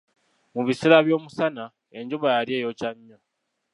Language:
Ganda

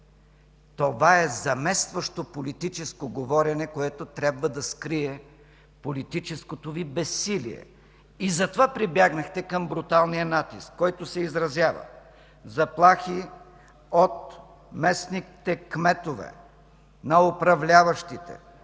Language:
Bulgarian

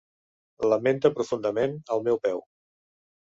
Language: Catalan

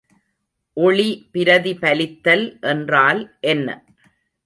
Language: Tamil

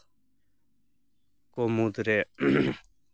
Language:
Santali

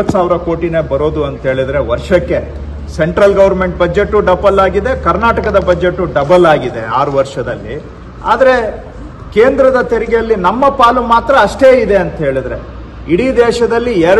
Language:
Kannada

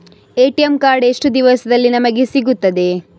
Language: Kannada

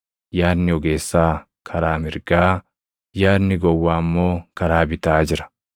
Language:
Oromo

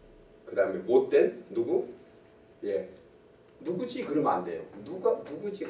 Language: Korean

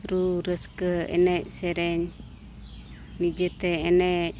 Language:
Santali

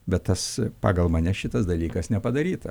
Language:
Lithuanian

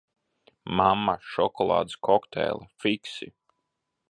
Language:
Latvian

